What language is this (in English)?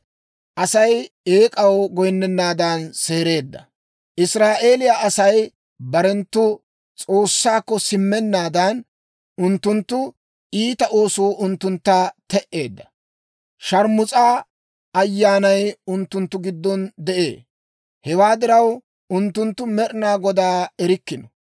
Dawro